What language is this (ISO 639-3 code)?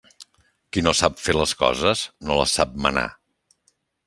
cat